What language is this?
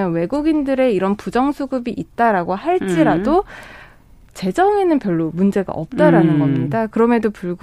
Korean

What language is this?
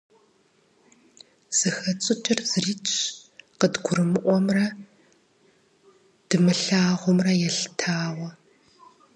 Kabardian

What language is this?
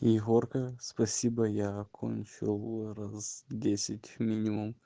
Russian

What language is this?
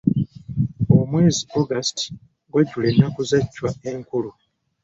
Ganda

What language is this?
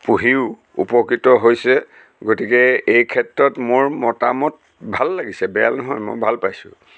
Assamese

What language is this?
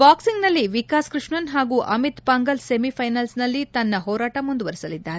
Kannada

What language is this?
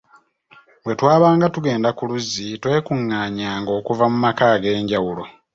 Ganda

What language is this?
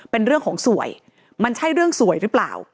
Thai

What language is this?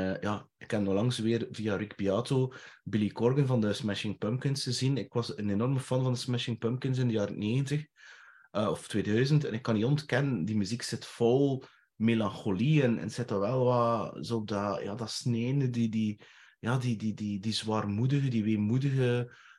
Dutch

